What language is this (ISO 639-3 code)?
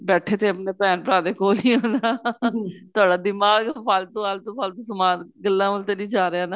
pan